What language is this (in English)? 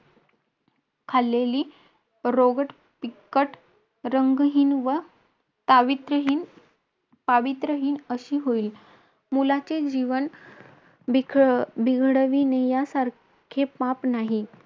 Marathi